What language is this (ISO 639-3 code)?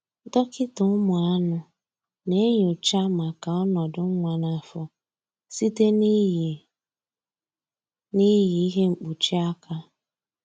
ibo